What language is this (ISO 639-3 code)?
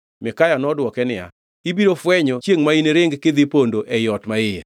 luo